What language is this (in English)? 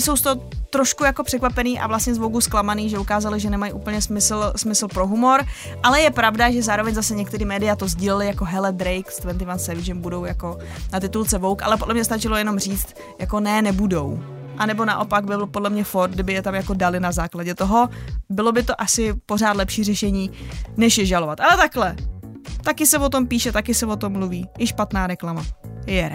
Czech